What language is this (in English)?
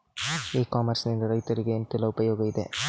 Kannada